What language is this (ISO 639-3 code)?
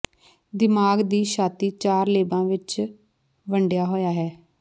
pan